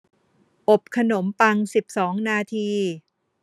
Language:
Thai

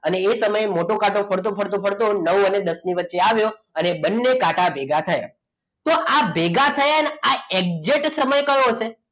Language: Gujarati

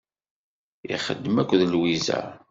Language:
Kabyle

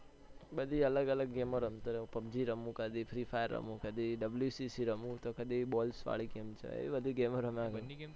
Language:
Gujarati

